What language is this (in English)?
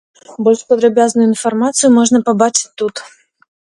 Belarusian